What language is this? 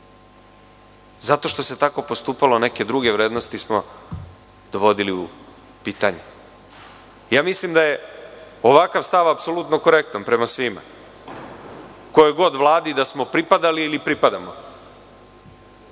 Serbian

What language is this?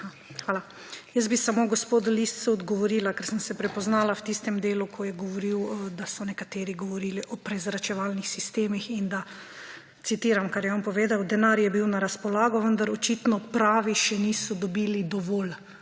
Slovenian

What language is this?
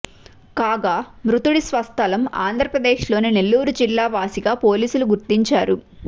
Telugu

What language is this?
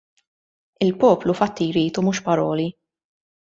Maltese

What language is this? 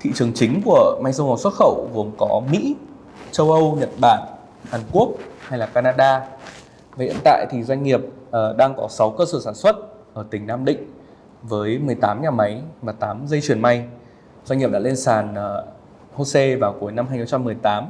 Vietnamese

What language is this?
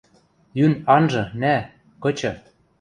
Western Mari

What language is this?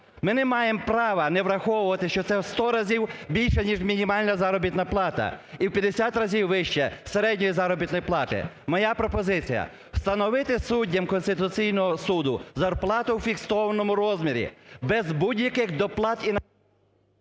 Ukrainian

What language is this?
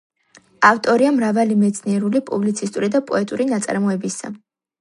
Georgian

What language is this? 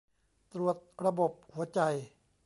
Thai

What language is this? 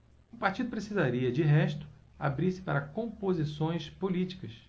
Portuguese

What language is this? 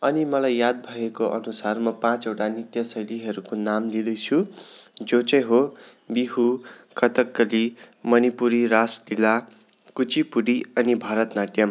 Nepali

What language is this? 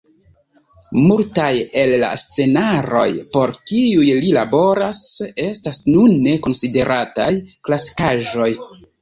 Esperanto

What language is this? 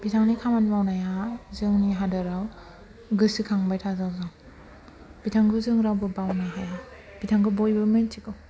Bodo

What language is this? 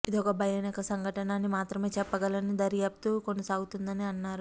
Telugu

